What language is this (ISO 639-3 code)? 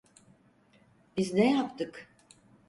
tur